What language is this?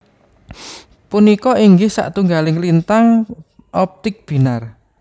Javanese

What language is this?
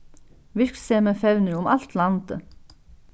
Faroese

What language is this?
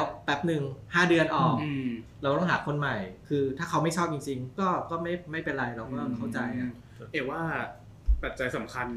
Thai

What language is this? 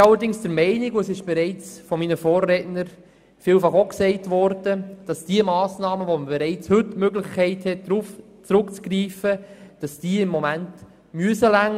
Swiss German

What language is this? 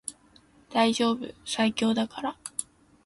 Japanese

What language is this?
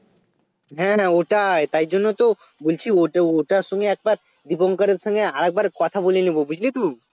Bangla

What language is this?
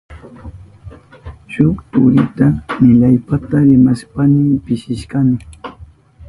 Southern Pastaza Quechua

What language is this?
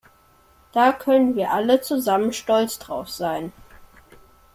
German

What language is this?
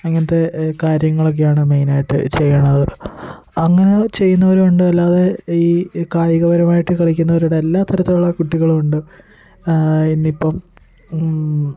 Malayalam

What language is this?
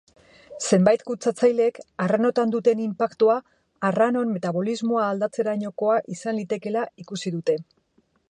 Basque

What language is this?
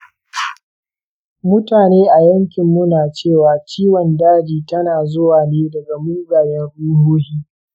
Hausa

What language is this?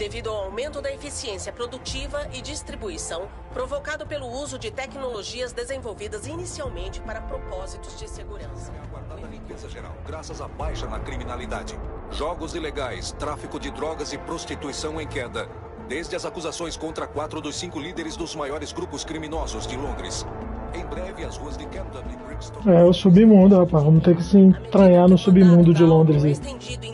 Portuguese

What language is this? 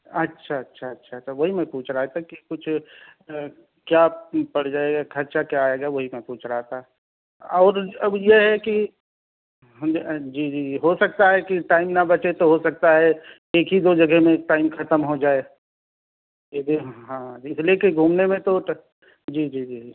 Urdu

